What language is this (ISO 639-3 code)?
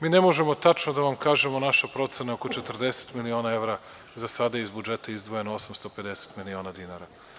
srp